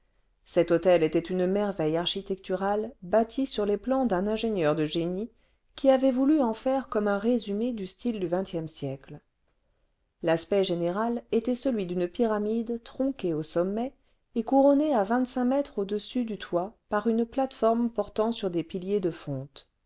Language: French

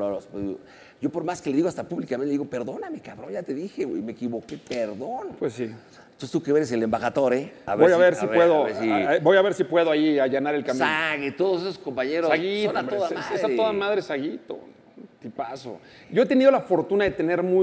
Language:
Spanish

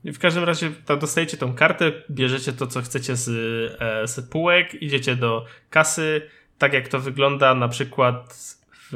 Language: Polish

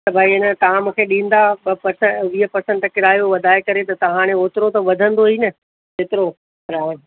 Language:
Sindhi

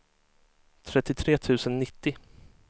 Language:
Swedish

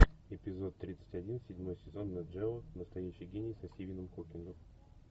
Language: Russian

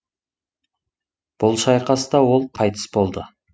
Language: Kazakh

